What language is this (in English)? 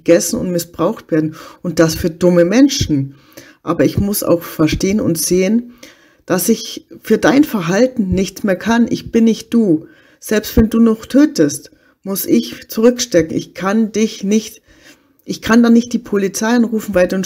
German